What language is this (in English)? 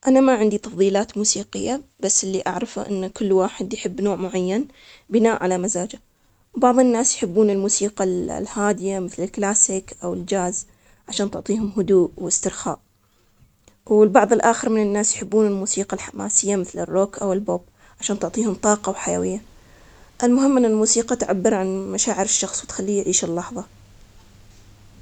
Omani Arabic